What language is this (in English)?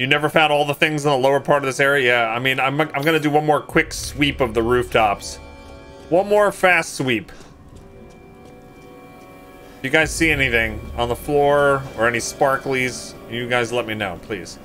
English